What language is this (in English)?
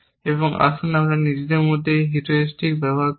Bangla